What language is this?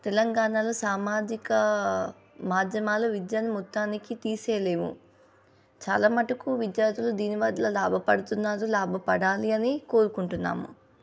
Telugu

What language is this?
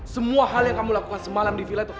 Indonesian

